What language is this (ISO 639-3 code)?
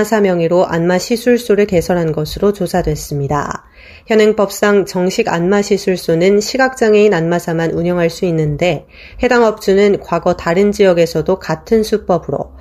kor